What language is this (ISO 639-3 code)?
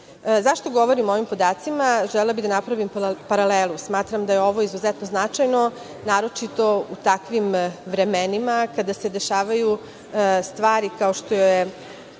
srp